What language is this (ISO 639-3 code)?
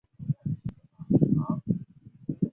zho